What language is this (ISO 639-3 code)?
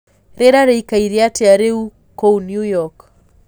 kik